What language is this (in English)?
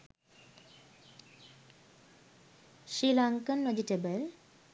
Sinhala